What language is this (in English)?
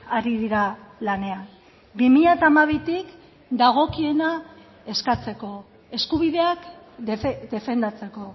Basque